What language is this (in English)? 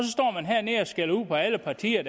Danish